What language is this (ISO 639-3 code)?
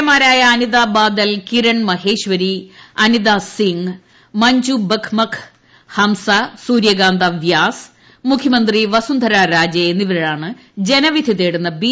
mal